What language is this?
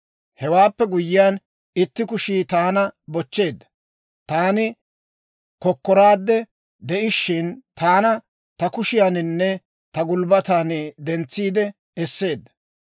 Dawro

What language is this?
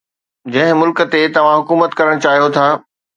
Sindhi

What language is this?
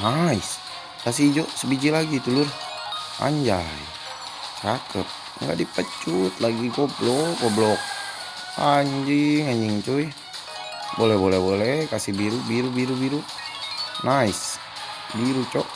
Indonesian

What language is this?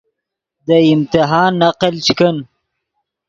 Yidgha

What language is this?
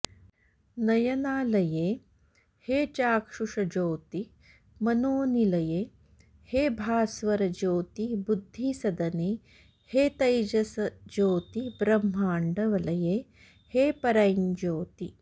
Sanskrit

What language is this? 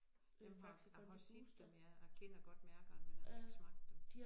Danish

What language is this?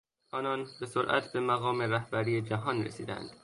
Persian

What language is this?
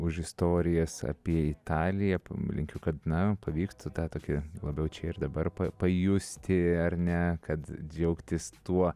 Lithuanian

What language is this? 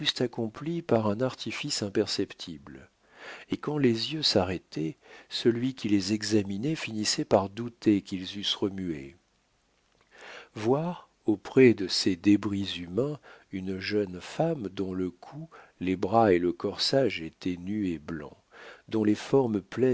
French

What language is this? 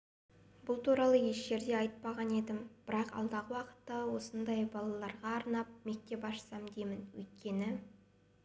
Kazakh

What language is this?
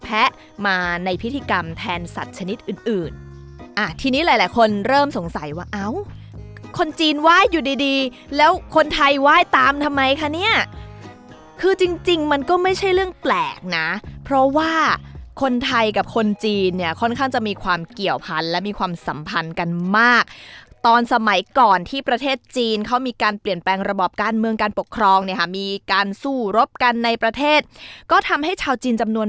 Thai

